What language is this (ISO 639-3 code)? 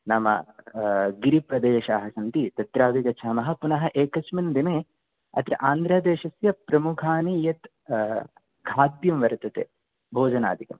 san